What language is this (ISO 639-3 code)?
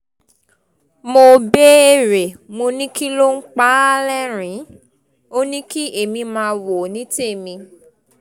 yor